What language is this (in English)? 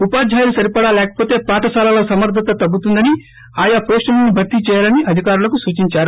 Telugu